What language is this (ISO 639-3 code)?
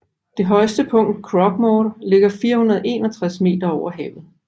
dan